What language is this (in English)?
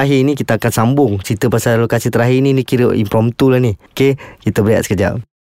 Malay